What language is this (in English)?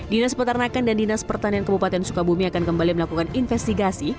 Indonesian